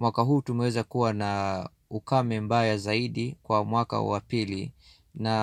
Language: Swahili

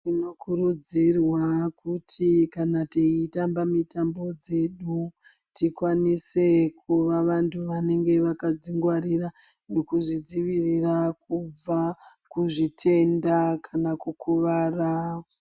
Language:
Ndau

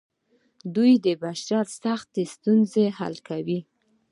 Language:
Pashto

